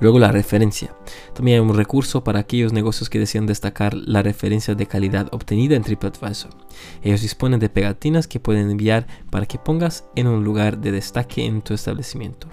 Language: Spanish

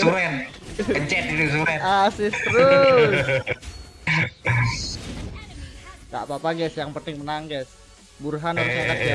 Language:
Indonesian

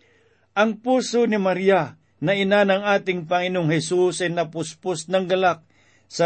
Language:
Filipino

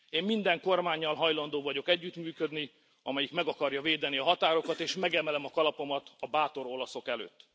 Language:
Hungarian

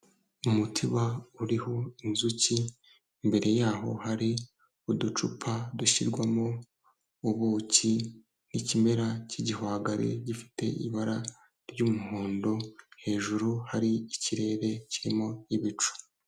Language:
Kinyarwanda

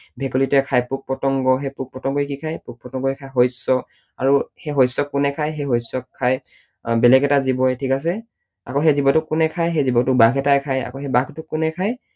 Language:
Assamese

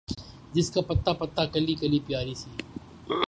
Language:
Urdu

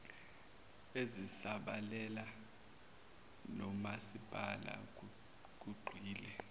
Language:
Zulu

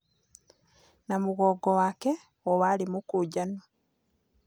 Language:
Kikuyu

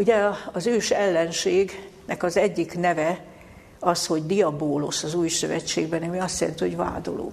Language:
Hungarian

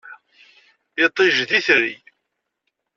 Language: Kabyle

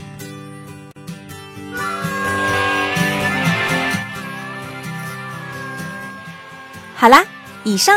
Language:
Chinese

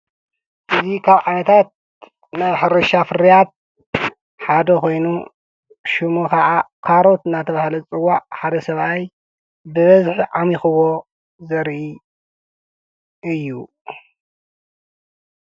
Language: Tigrinya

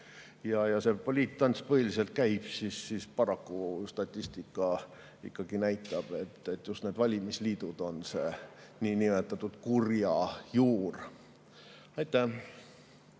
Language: Estonian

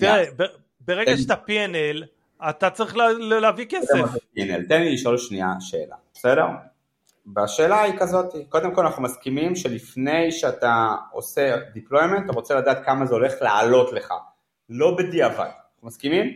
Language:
Hebrew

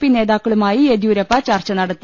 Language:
Malayalam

